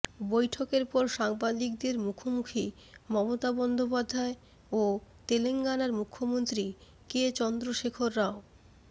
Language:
Bangla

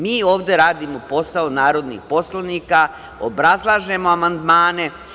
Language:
Serbian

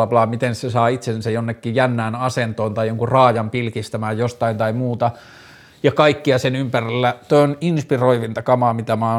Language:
Finnish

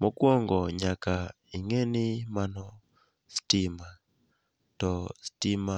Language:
Luo (Kenya and Tanzania)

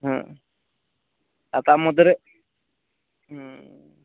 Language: Santali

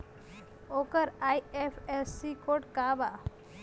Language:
Bhojpuri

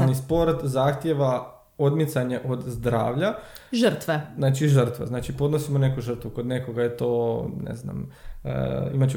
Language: Croatian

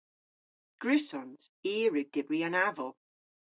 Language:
Cornish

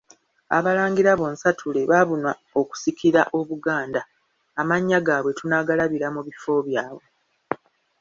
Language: Ganda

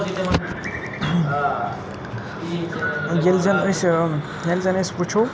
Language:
Kashmiri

